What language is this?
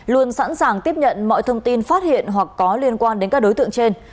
Vietnamese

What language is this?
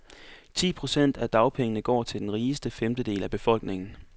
Danish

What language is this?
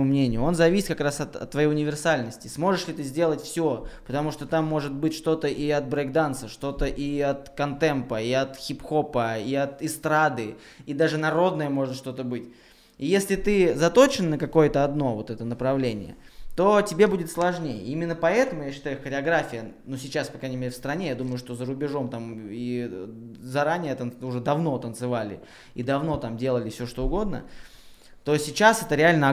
Russian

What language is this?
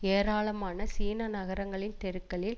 Tamil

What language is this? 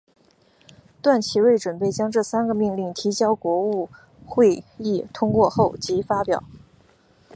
Chinese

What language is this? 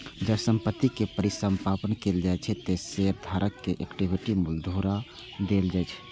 Maithili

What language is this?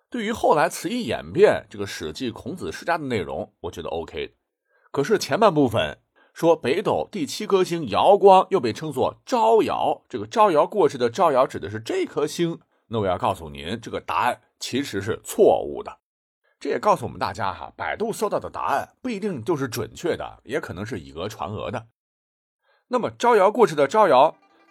Chinese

